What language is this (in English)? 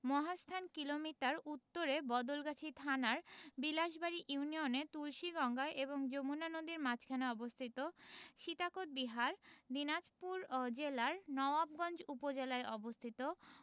Bangla